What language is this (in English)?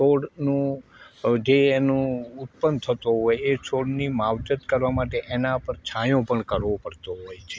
Gujarati